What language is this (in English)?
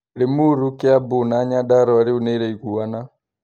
Kikuyu